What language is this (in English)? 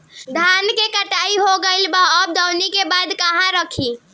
Bhojpuri